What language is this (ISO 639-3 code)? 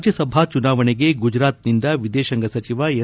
kan